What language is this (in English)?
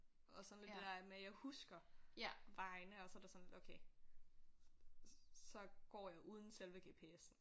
Danish